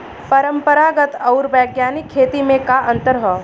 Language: Bhojpuri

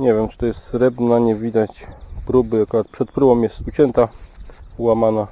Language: Polish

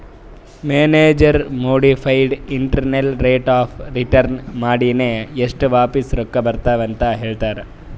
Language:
Kannada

